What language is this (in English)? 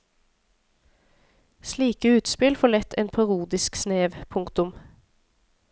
Norwegian